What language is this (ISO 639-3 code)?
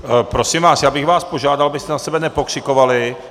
ces